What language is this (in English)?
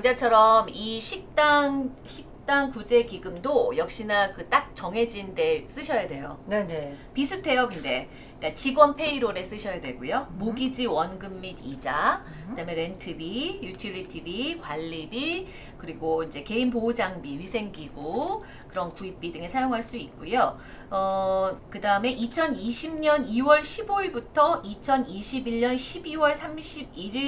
Korean